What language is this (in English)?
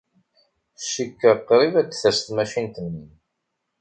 Kabyle